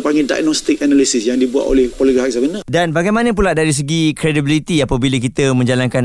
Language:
Malay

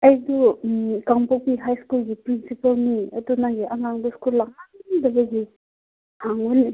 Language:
Manipuri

